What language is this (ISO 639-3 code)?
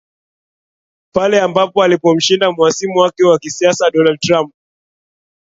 swa